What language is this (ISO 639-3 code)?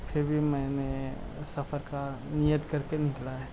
urd